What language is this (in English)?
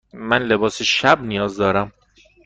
Persian